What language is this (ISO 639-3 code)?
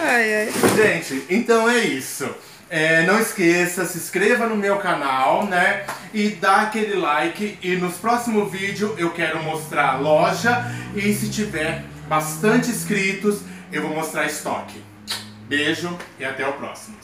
por